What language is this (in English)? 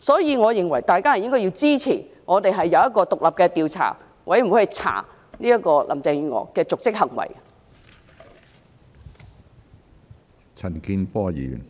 Cantonese